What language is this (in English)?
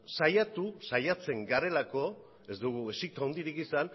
Basque